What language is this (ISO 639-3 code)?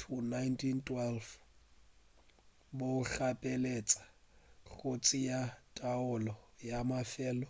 nso